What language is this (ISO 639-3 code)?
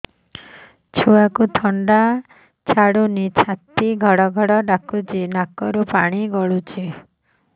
ori